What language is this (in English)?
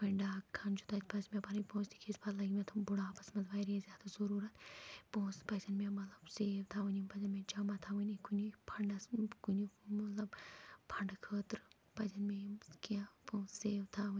Kashmiri